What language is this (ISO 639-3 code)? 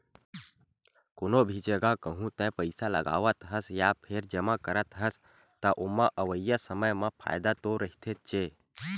hne